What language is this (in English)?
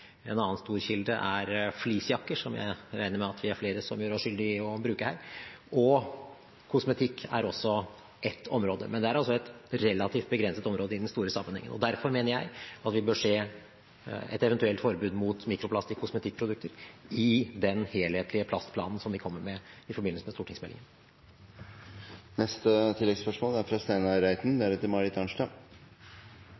Norwegian Bokmål